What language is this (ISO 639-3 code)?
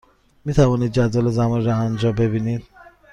fas